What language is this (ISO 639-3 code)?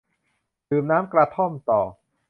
tha